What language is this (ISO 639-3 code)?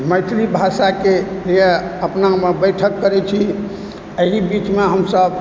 mai